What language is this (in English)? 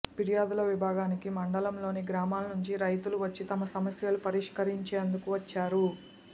Telugu